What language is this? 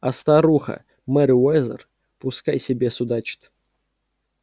Russian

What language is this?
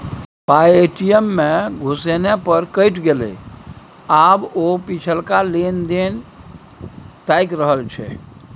Maithili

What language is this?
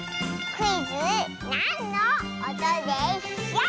Japanese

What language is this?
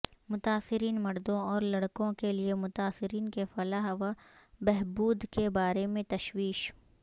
Urdu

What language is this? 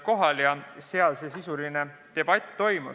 Estonian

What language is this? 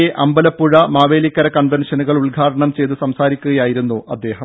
Malayalam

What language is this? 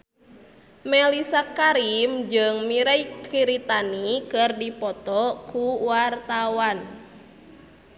Sundanese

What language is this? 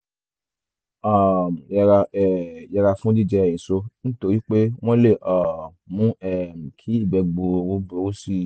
Yoruba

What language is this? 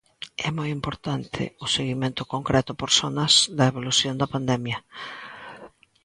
Galician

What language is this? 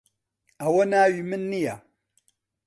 Central Kurdish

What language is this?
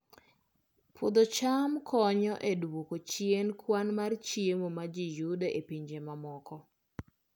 Luo (Kenya and Tanzania)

